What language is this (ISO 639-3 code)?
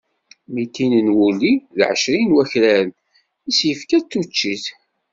kab